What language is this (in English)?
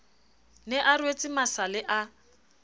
Southern Sotho